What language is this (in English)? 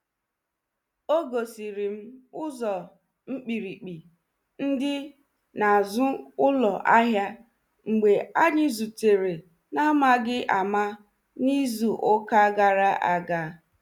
Igbo